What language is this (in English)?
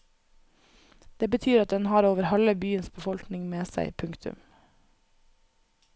Norwegian